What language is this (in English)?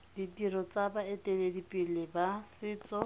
Tswana